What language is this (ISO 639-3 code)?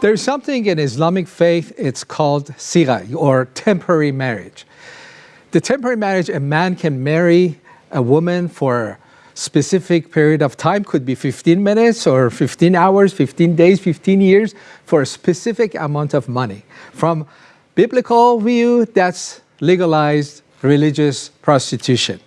eng